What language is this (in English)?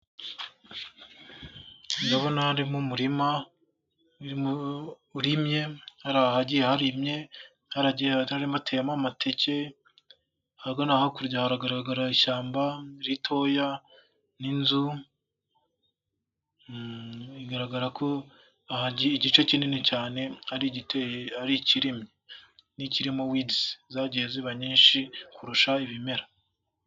Kinyarwanda